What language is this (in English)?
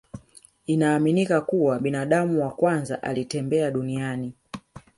Swahili